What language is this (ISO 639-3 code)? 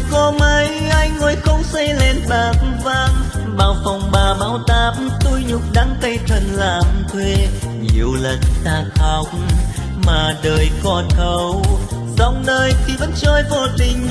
vie